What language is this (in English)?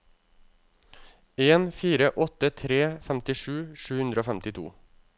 Norwegian